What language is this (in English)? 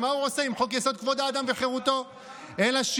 Hebrew